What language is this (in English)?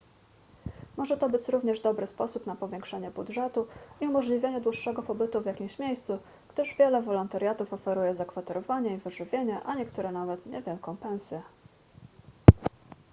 Polish